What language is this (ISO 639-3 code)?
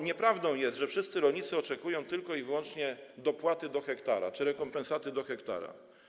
pol